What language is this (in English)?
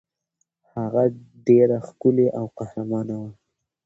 Pashto